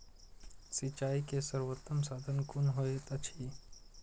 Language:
Maithili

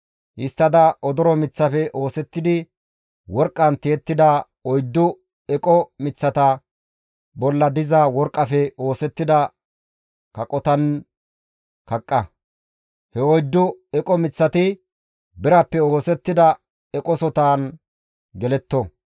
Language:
Gamo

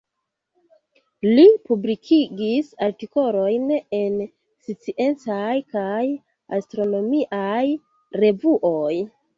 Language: Esperanto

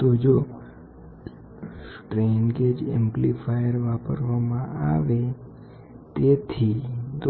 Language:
Gujarati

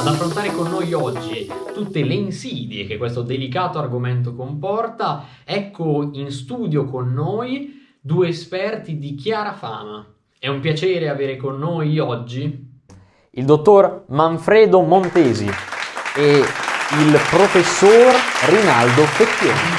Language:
Italian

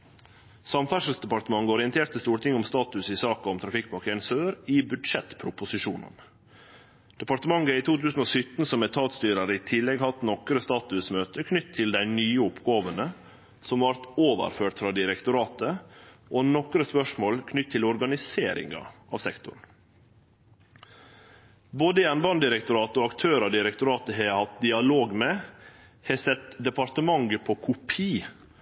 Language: Norwegian Nynorsk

